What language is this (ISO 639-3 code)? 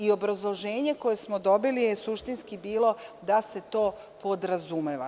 srp